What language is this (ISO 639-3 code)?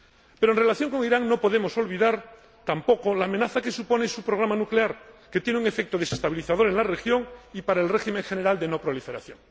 spa